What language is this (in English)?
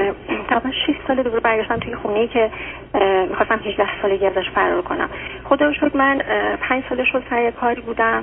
Persian